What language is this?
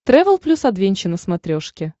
Russian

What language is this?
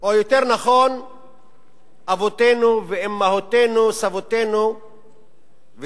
Hebrew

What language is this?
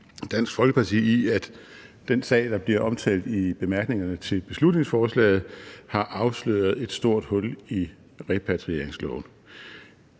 Danish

